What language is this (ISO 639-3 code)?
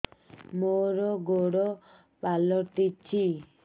ori